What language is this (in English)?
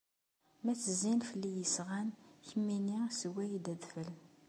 Kabyle